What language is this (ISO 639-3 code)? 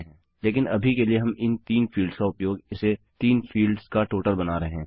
hin